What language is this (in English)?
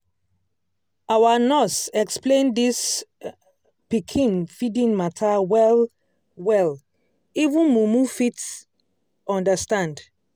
Nigerian Pidgin